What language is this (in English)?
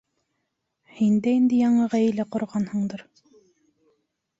Bashkir